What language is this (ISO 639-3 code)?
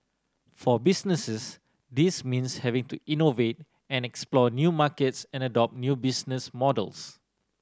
eng